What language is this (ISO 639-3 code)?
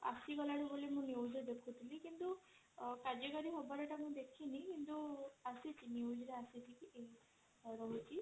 ori